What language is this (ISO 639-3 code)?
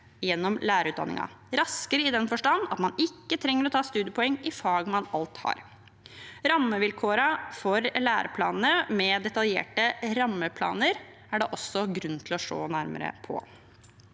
nor